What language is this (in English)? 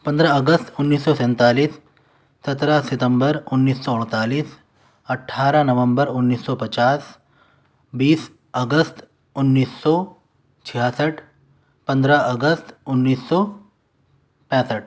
Urdu